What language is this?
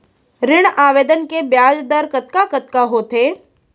Chhattisgarhi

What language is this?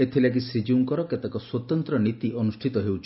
Odia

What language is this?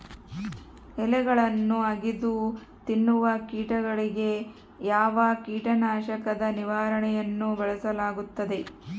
Kannada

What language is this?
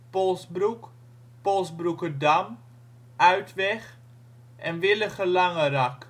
Dutch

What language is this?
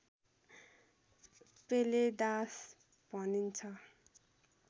Nepali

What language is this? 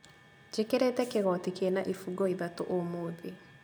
Kikuyu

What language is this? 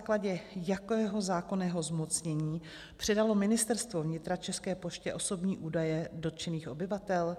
Czech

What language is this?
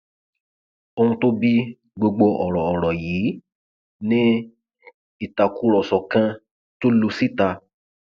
Yoruba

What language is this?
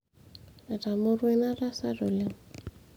Masai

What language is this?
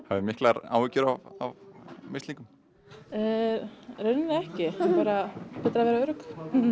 Icelandic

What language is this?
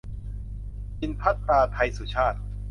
Thai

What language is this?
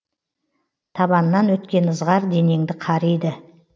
Kazakh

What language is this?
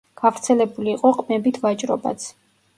Georgian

